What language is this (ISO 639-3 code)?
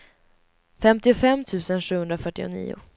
swe